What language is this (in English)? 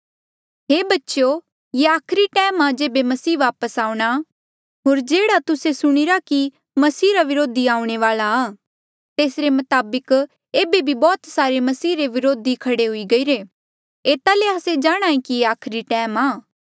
Mandeali